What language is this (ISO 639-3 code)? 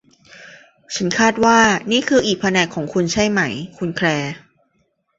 tha